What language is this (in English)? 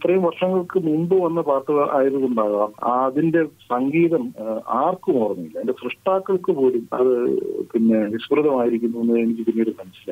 Arabic